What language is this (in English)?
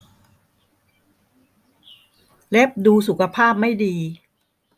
Thai